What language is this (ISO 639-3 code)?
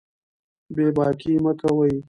pus